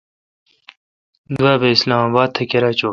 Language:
Kalkoti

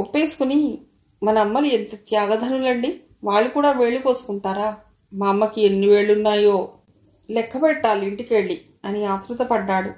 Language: Telugu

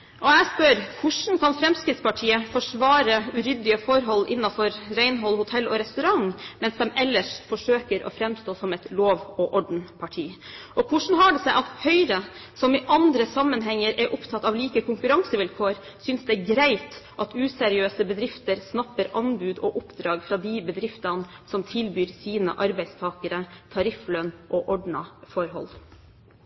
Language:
Norwegian Bokmål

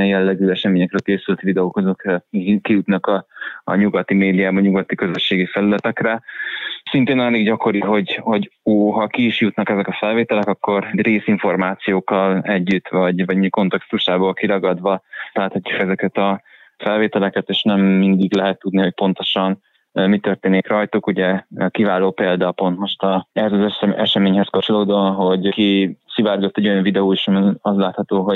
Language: Hungarian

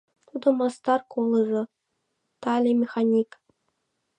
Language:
Mari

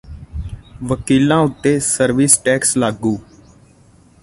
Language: Punjabi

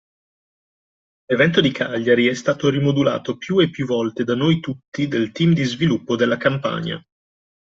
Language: Italian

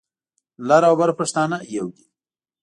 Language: Pashto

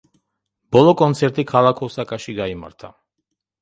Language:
Georgian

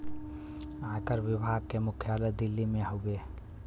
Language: Bhojpuri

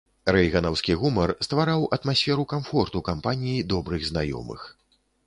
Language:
Belarusian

